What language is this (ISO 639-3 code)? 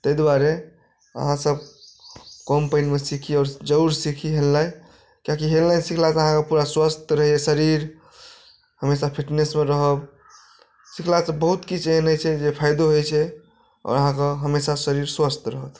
mai